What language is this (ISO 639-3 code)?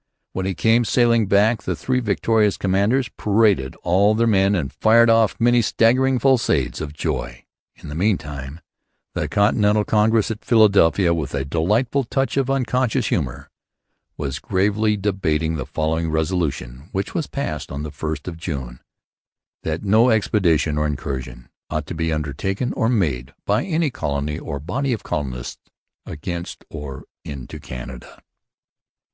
eng